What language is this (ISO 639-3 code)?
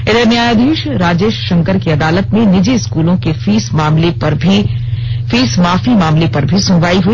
hin